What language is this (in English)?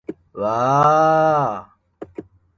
Japanese